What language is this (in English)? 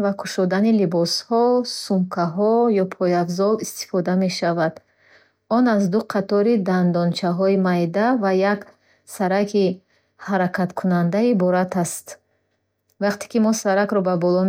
Bukharic